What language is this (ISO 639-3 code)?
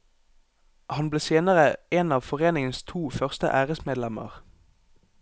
nor